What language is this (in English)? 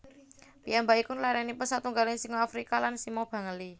Javanese